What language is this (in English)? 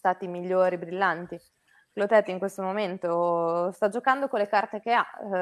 Italian